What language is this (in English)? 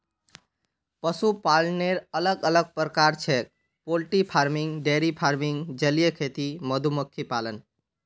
Magahi